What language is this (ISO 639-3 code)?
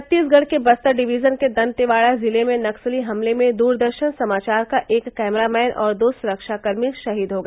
hin